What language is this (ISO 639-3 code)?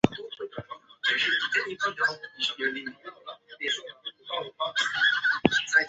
zho